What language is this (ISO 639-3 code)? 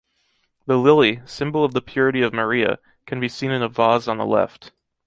eng